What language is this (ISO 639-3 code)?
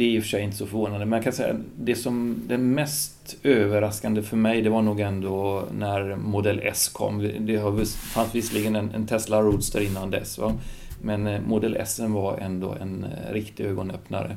swe